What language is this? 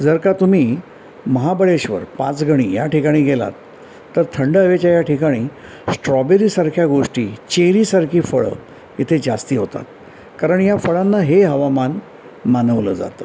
Marathi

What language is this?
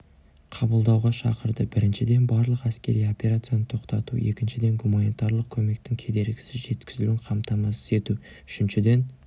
Kazakh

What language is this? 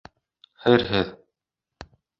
Bashkir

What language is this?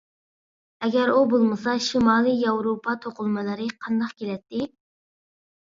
Uyghur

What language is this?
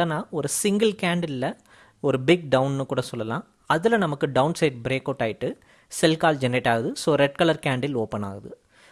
Tamil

